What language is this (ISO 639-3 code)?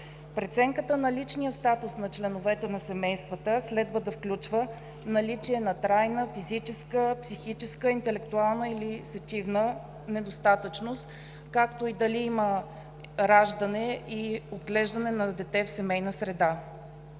bul